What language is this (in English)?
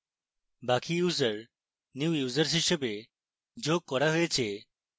Bangla